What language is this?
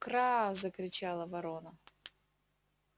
Russian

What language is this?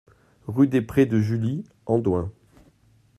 French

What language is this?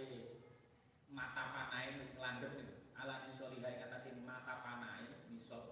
Indonesian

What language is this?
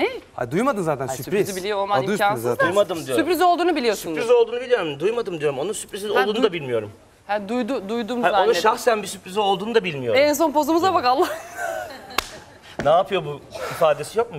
Turkish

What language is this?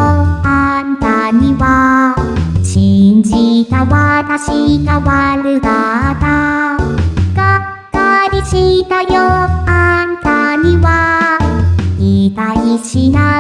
Japanese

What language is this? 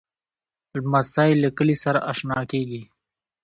Pashto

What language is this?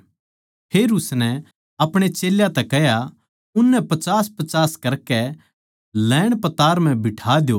Haryanvi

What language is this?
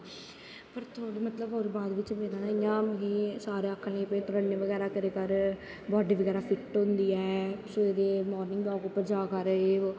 Dogri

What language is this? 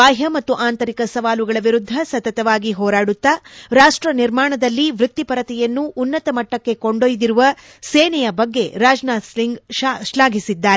Kannada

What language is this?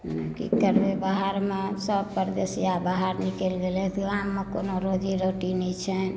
Maithili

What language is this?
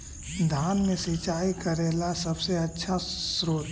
Magahi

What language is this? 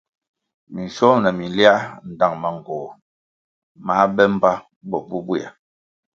Kwasio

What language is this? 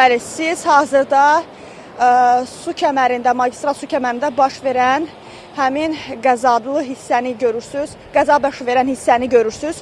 Turkish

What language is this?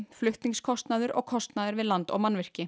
Icelandic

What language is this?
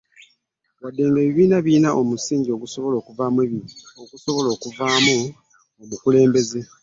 Ganda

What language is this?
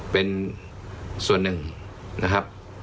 Thai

